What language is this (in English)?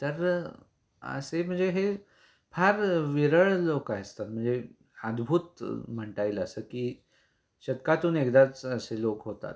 Marathi